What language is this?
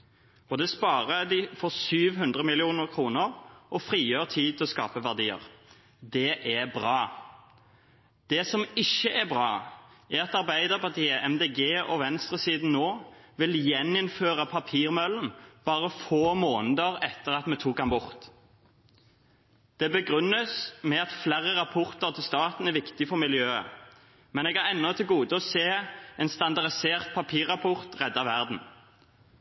Norwegian Bokmål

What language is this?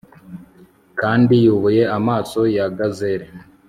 Kinyarwanda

